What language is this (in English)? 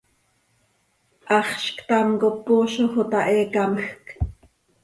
Seri